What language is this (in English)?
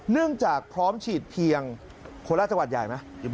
Thai